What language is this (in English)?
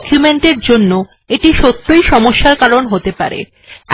Bangla